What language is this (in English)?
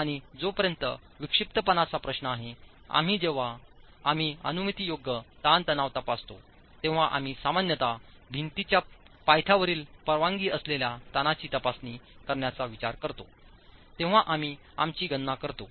Marathi